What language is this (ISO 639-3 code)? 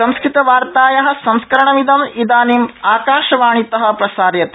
san